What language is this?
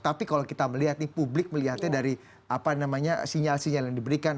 Indonesian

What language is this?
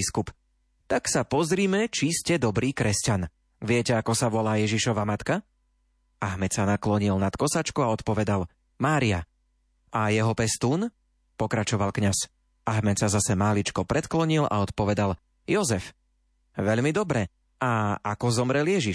Slovak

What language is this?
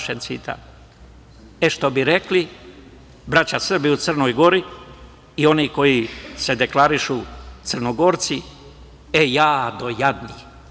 Serbian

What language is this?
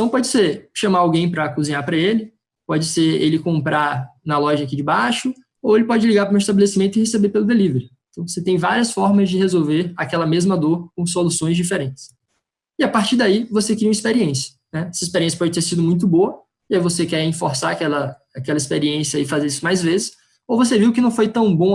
Portuguese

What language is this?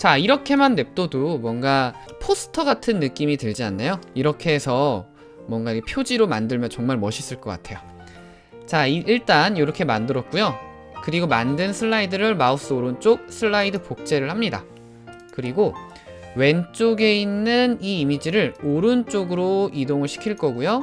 Korean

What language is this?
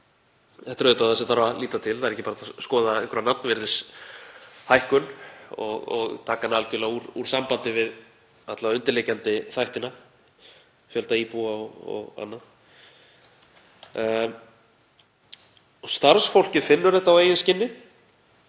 Icelandic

